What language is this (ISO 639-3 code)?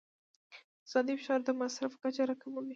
pus